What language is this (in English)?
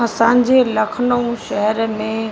Sindhi